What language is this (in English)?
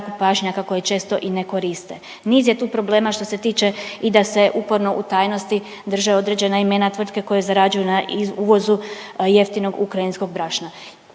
Croatian